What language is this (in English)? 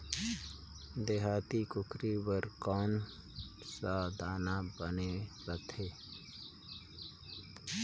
Chhattisgarhi